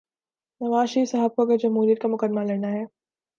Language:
Urdu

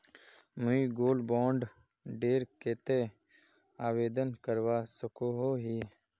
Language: Magahi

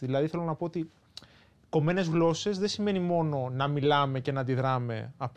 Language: Greek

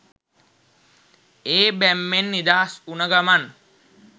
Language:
Sinhala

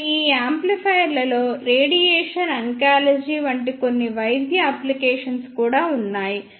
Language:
Telugu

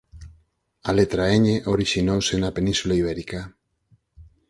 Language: Galician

